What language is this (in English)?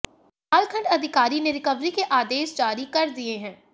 Hindi